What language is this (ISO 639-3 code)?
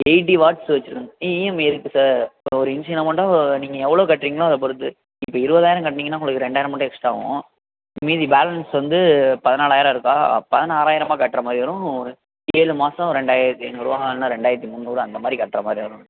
tam